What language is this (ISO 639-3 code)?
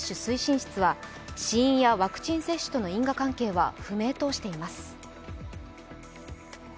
jpn